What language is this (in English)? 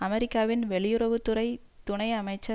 Tamil